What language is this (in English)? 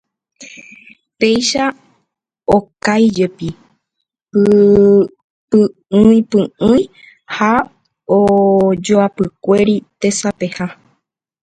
Guarani